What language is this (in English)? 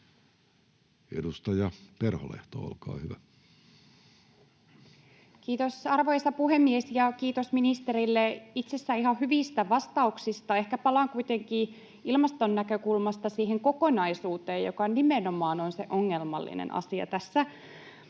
Finnish